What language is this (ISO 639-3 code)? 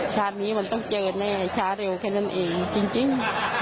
tha